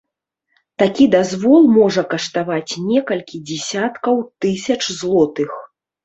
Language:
Belarusian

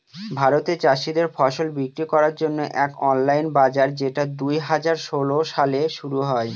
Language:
Bangla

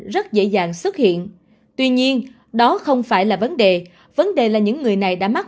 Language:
Vietnamese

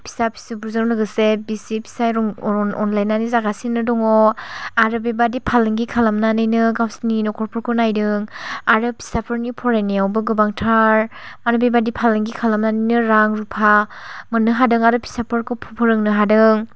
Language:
Bodo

